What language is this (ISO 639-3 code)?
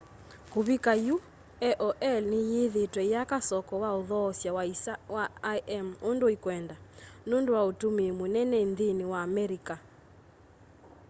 kam